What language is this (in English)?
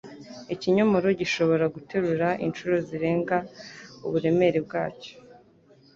Kinyarwanda